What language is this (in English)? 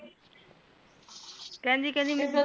Punjabi